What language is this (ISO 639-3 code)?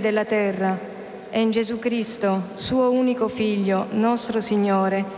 pol